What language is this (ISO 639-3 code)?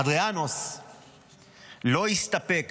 heb